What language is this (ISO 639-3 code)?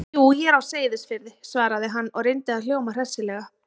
isl